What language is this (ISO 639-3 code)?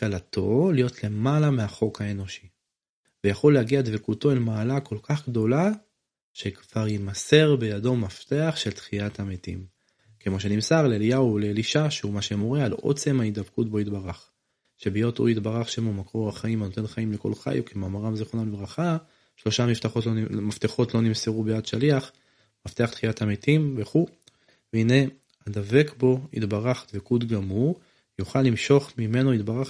heb